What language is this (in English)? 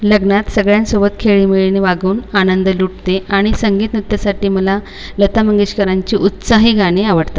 Marathi